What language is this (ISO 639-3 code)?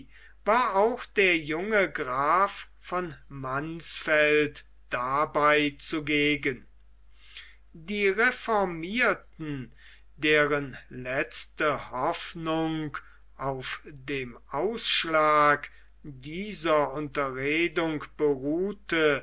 deu